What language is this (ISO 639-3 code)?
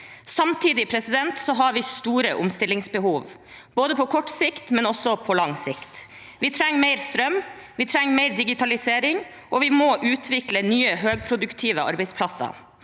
nor